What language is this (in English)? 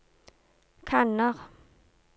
Norwegian